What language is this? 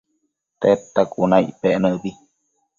Matsés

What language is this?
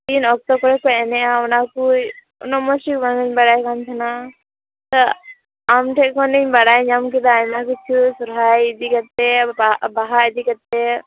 Santali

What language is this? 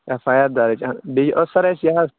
Kashmiri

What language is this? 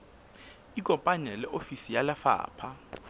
Southern Sotho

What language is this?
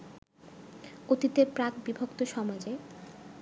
Bangla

